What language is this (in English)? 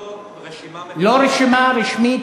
Hebrew